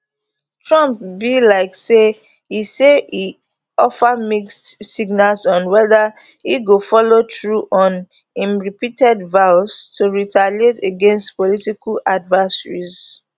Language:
Nigerian Pidgin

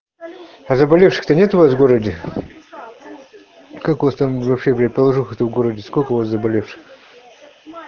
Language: Russian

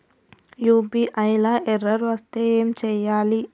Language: Telugu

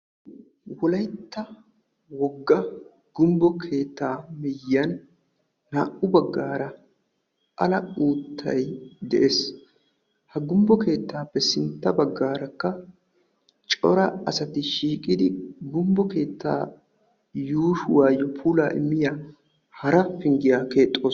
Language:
Wolaytta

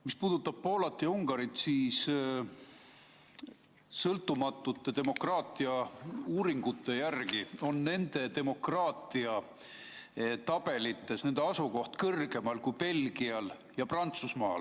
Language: Estonian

